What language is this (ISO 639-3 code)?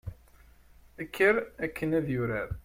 kab